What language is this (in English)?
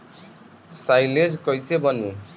Bhojpuri